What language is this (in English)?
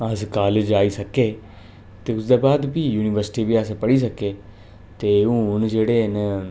Dogri